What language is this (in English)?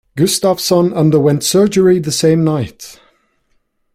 English